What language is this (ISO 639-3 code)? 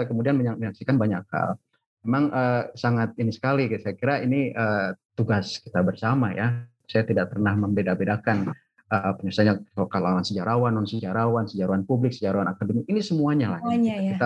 ind